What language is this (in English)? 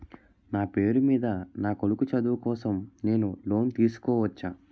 Telugu